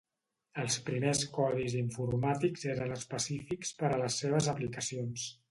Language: Catalan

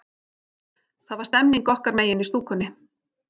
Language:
Icelandic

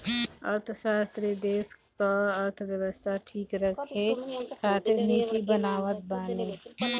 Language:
Bhojpuri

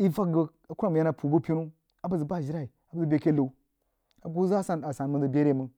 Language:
Jiba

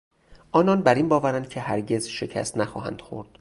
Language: Persian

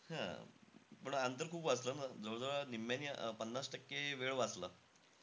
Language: Marathi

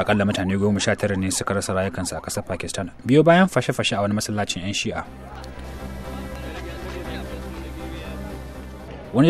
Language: Arabic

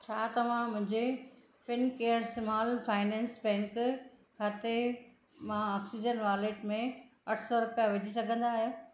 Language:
Sindhi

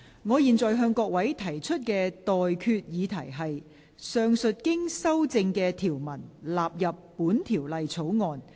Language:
Cantonese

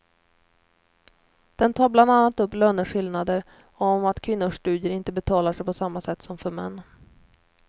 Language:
Swedish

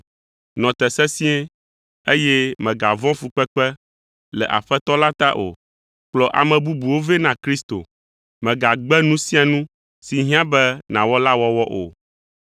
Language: Ewe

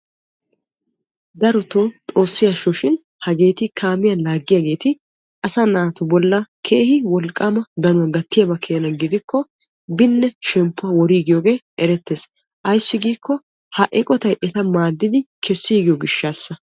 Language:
Wolaytta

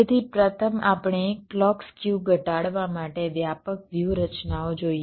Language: Gujarati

